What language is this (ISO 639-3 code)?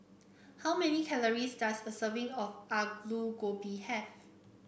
eng